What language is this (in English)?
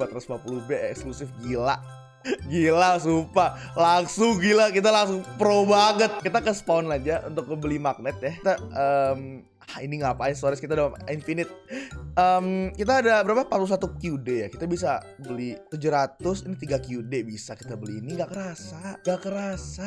Indonesian